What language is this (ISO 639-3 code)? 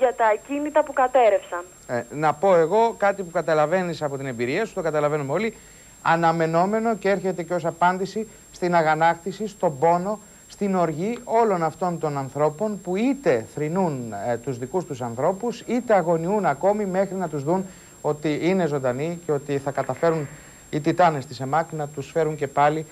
ell